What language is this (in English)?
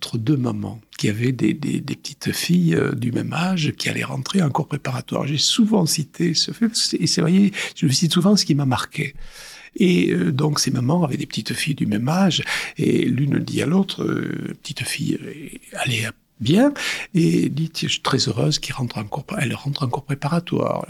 French